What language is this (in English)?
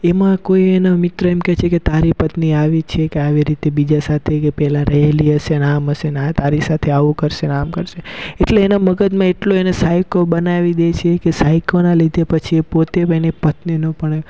Gujarati